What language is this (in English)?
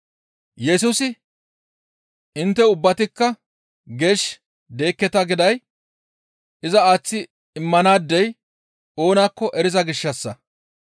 Gamo